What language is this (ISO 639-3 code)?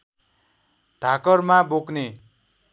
nep